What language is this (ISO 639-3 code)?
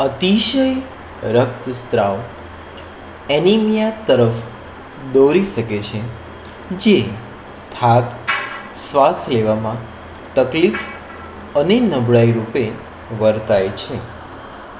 guj